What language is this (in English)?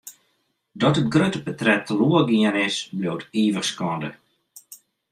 Western Frisian